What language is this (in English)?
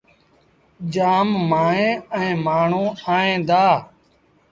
Sindhi Bhil